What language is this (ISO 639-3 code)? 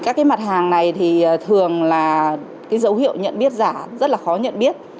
vie